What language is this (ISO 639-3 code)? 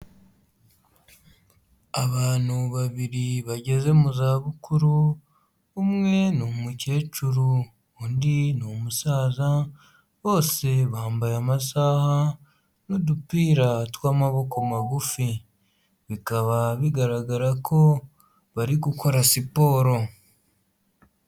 kin